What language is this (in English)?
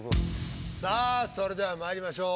Japanese